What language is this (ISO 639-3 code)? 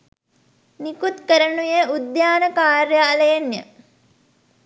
sin